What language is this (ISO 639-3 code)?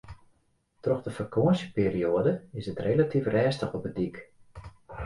fry